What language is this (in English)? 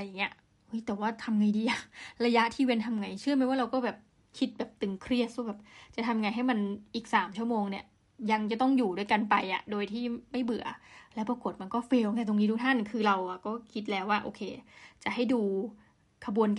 Thai